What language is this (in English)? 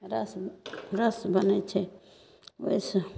Maithili